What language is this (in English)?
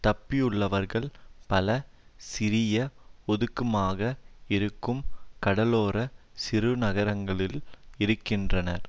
Tamil